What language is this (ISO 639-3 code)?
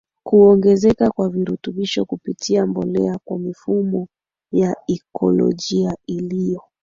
swa